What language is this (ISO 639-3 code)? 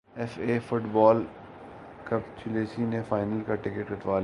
urd